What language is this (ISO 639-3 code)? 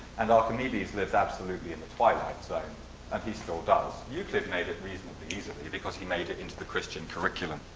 eng